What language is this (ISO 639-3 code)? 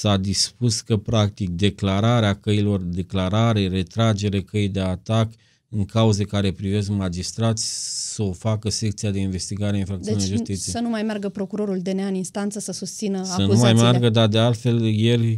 ron